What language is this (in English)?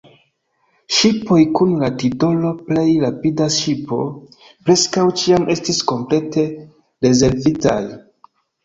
Esperanto